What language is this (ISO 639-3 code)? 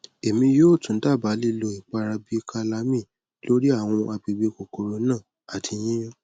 yor